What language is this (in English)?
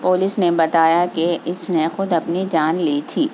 Urdu